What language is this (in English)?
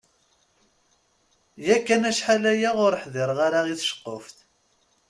Kabyle